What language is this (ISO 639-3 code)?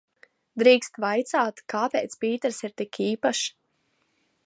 lav